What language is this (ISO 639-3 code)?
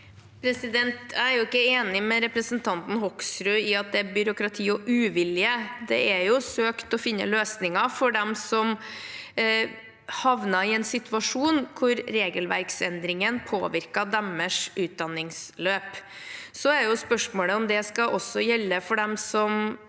nor